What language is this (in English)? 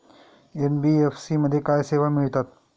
Marathi